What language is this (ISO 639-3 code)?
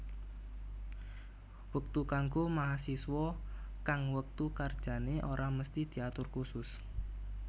jav